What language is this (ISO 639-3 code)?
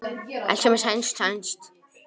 isl